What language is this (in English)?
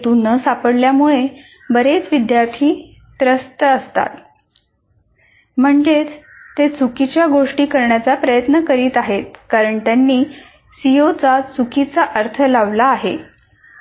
Marathi